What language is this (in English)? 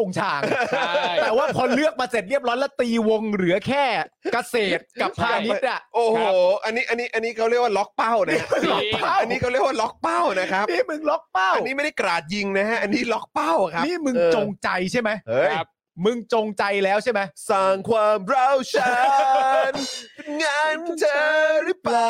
Thai